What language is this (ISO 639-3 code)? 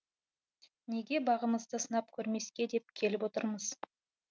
kaz